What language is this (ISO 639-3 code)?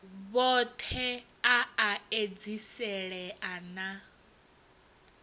ven